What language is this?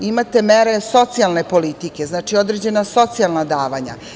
Serbian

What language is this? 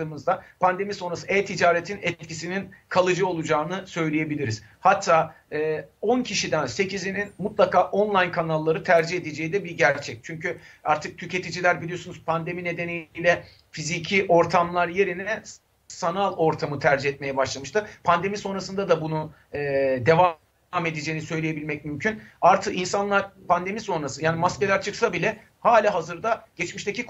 Turkish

